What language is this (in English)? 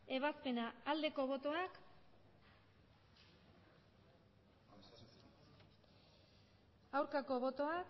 Basque